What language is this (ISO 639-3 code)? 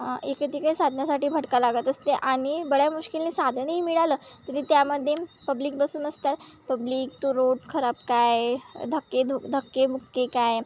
mar